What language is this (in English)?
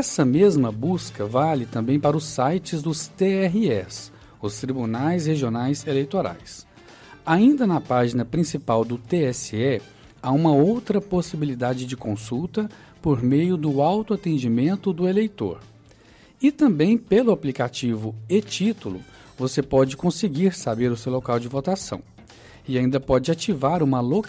Portuguese